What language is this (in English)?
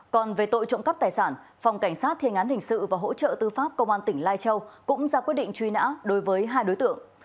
Vietnamese